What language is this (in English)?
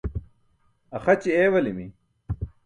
Burushaski